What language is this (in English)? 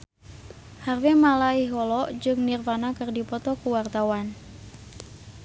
Sundanese